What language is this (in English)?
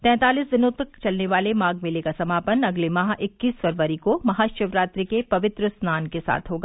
Hindi